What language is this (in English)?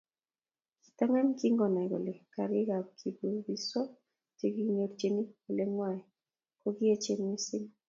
Kalenjin